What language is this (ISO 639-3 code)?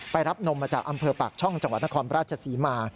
tha